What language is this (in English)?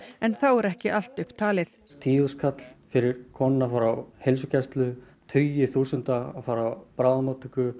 Icelandic